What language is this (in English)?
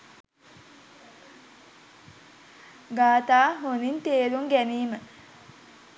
Sinhala